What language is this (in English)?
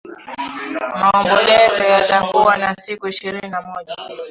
Swahili